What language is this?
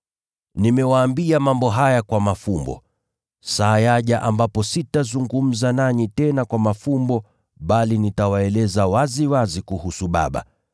Swahili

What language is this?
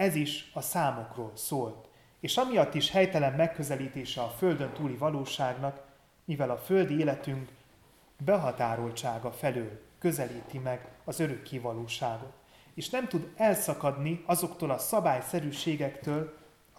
Hungarian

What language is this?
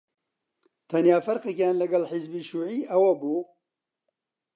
Central Kurdish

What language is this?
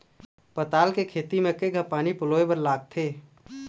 Chhattisgarhi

